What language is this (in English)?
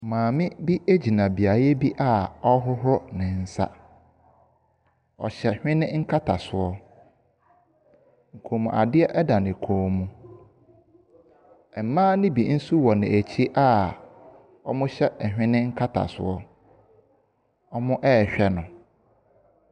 Akan